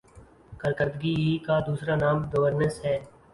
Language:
Urdu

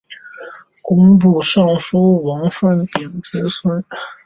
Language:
Chinese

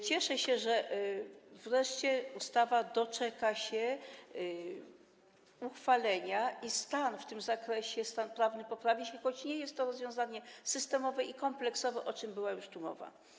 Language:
Polish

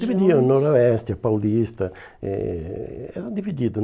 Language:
Portuguese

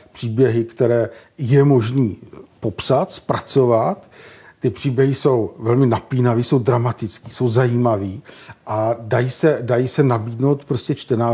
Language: Czech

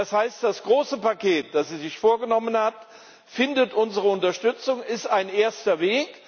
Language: German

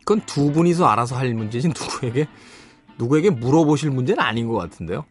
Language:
Korean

